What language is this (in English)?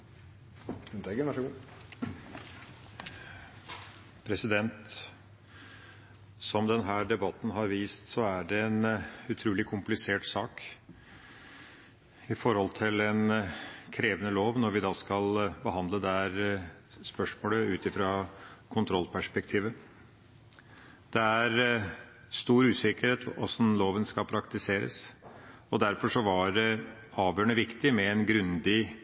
Norwegian Bokmål